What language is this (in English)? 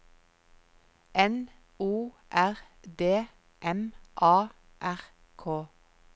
Norwegian